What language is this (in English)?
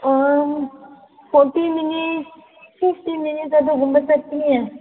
Manipuri